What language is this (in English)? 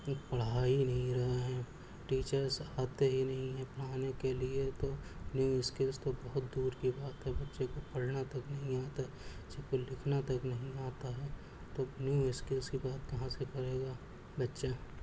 Urdu